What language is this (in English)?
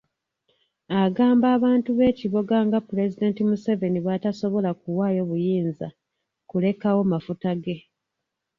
Ganda